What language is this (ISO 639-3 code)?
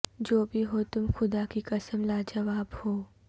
urd